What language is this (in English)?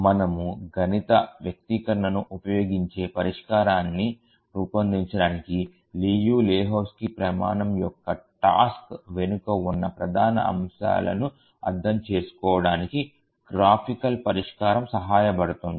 Telugu